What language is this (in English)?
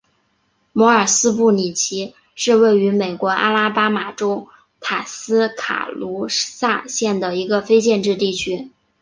Chinese